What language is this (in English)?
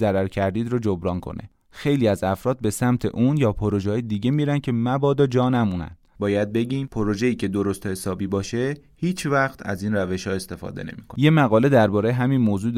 Persian